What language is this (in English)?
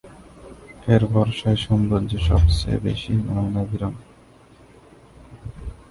Bangla